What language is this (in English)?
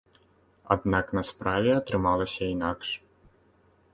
Belarusian